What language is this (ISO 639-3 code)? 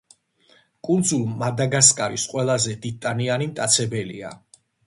kat